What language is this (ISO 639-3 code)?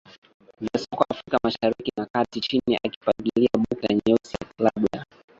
swa